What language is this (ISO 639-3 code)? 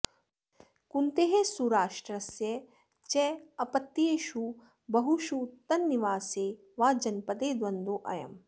san